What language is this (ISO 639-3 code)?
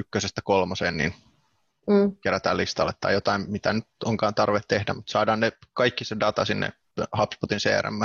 fin